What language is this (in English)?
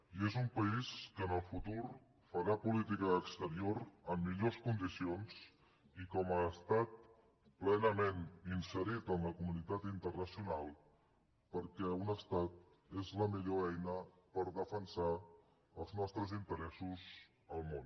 Catalan